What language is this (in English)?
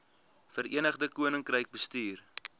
Afrikaans